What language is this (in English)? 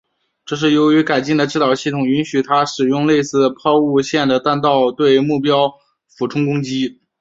Chinese